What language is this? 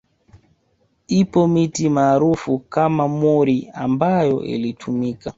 Swahili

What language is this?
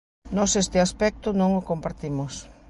Galician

